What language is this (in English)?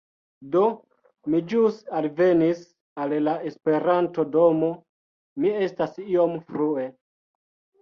Esperanto